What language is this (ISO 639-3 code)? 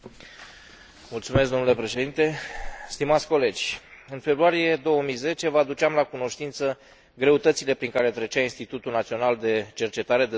ron